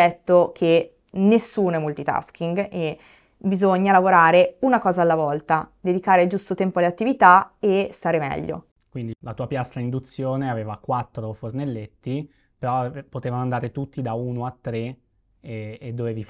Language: Italian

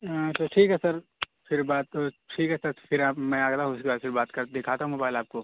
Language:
Urdu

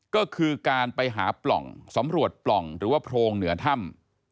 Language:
Thai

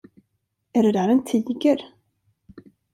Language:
Swedish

